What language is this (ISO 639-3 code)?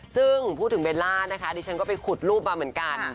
tha